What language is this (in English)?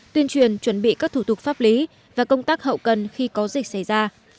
Vietnamese